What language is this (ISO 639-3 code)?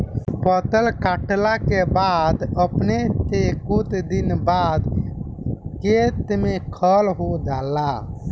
bho